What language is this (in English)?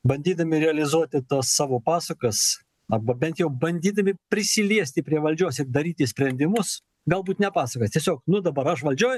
Lithuanian